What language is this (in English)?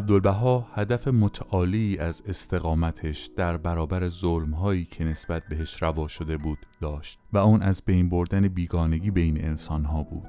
Persian